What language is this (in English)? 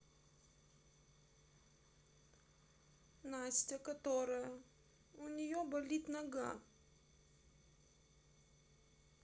Russian